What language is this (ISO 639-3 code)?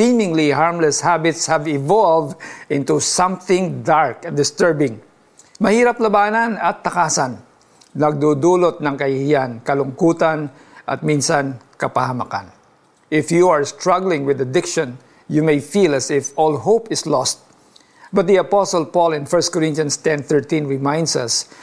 fil